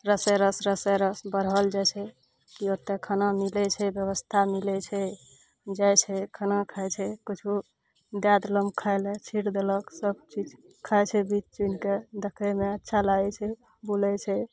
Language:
Maithili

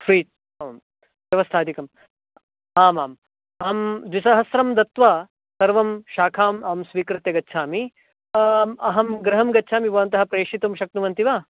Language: Sanskrit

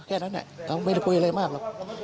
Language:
Thai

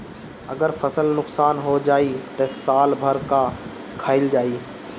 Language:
Bhojpuri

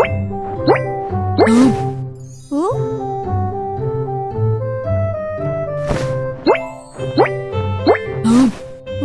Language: Indonesian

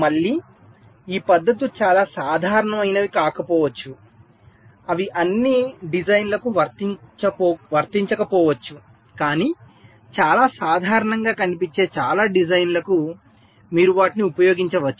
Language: Telugu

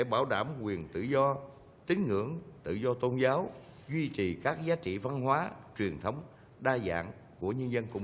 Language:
Vietnamese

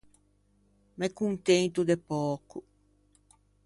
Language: Ligurian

